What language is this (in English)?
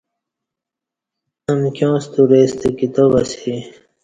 Kati